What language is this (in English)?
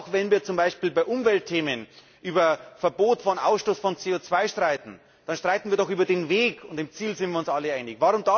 German